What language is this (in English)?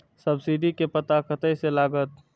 Maithili